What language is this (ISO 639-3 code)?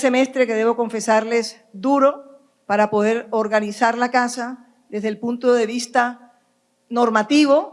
spa